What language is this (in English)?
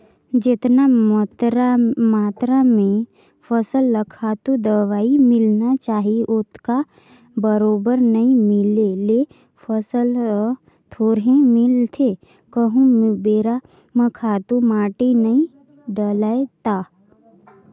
Chhattisgarhi